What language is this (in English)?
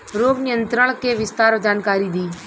Bhojpuri